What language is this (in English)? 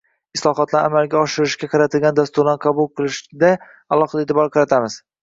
Uzbek